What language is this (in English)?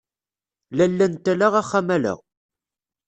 Kabyle